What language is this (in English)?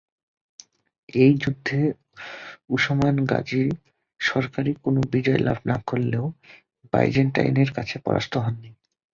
Bangla